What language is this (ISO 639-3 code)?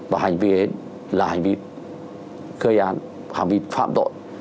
vie